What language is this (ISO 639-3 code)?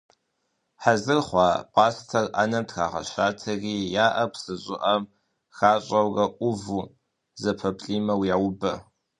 kbd